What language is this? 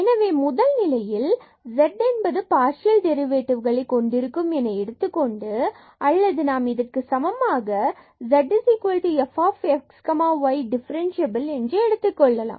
Tamil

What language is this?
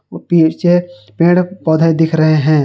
Hindi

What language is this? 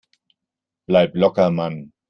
German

